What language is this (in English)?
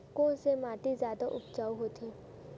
Chhattisgarhi